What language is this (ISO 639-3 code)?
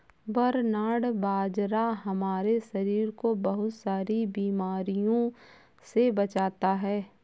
hin